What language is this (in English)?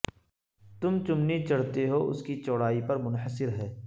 Urdu